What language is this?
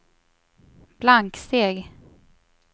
Swedish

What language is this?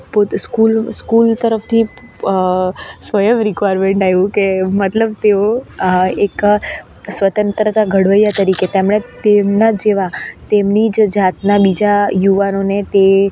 Gujarati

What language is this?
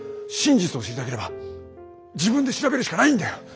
Japanese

